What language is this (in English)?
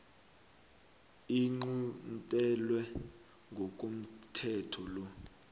South Ndebele